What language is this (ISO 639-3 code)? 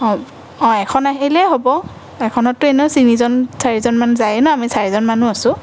asm